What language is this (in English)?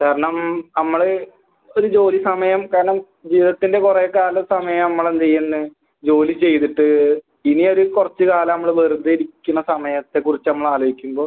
Malayalam